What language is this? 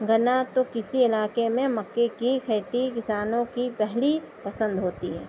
Urdu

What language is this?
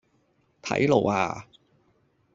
Cantonese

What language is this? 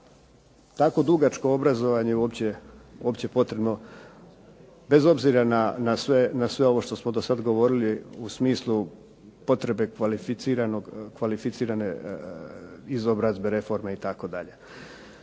Croatian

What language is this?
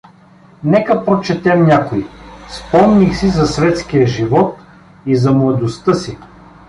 Bulgarian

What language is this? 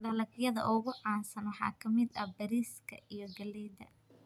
Somali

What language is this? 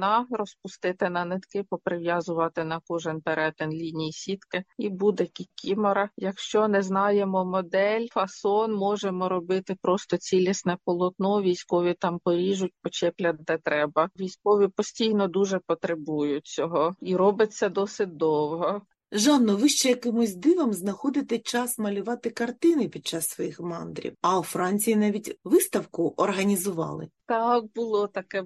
Ukrainian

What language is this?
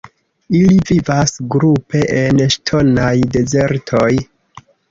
Esperanto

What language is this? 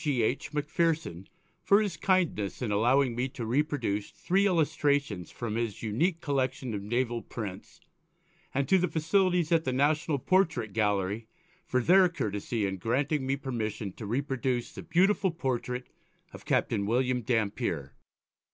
English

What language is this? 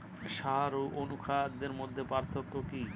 Bangla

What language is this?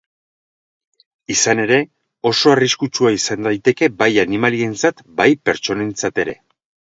Basque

